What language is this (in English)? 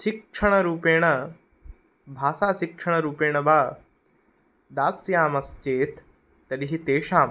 Sanskrit